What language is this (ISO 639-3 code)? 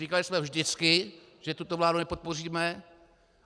ces